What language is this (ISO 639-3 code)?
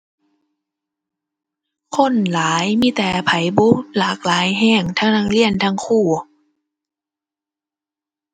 tha